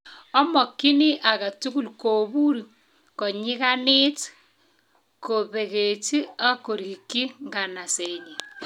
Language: Kalenjin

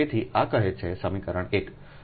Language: Gujarati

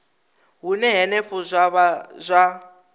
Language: Venda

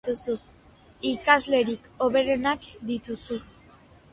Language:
Basque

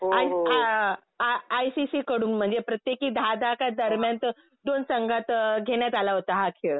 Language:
Marathi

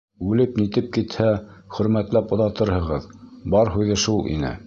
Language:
Bashkir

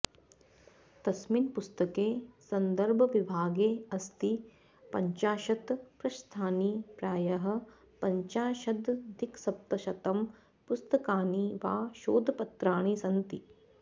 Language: Sanskrit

